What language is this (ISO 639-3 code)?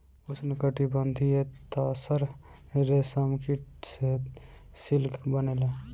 bho